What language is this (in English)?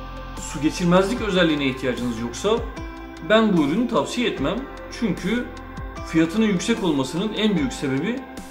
Turkish